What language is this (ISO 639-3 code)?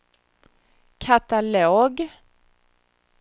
swe